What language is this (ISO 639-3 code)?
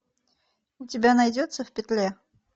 rus